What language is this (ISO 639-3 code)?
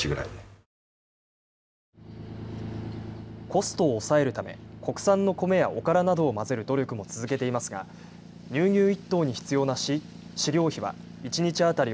jpn